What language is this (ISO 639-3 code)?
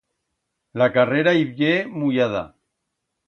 arg